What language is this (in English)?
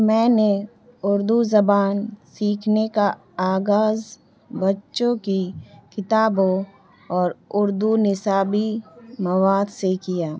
Urdu